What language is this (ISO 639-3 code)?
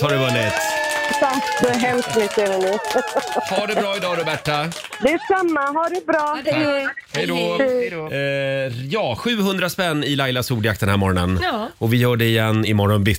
swe